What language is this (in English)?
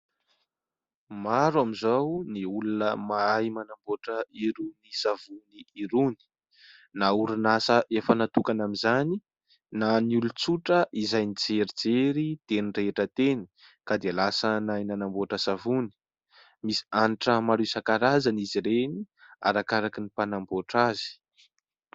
Malagasy